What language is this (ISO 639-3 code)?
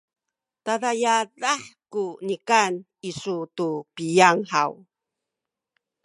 szy